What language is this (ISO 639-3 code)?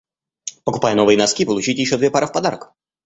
rus